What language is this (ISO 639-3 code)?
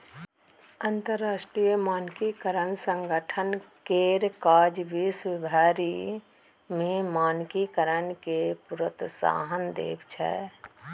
mai